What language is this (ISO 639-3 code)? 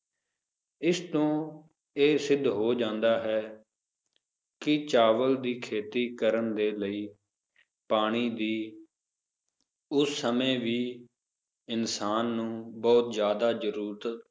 pan